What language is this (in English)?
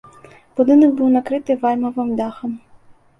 Belarusian